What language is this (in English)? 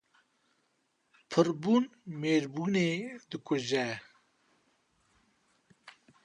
Kurdish